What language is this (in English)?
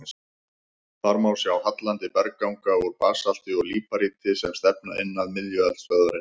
Icelandic